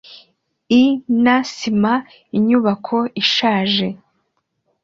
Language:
Kinyarwanda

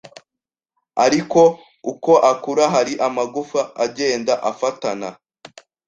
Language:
Kinyarwanda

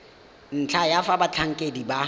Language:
Tswana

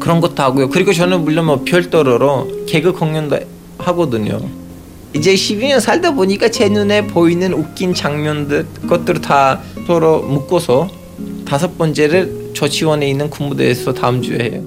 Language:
Korean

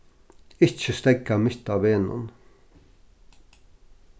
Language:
Faroese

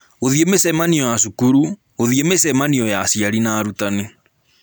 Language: Kikuyu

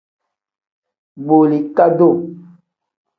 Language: Tem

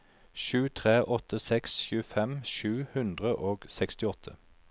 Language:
Norwegian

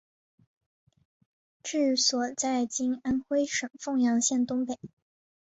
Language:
Chinese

